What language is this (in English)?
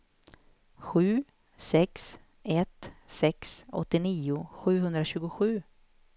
Swedish